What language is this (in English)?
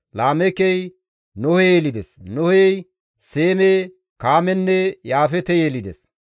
Gamo